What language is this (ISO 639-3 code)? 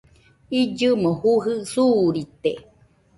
hux